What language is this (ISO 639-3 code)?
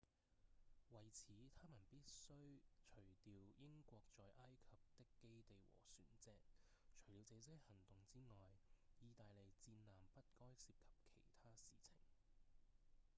yue